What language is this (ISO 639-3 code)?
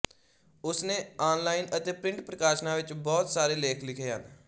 pan